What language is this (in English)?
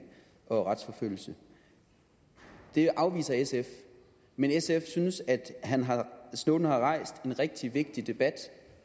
Danish